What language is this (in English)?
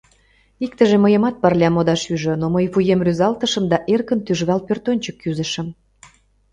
Mari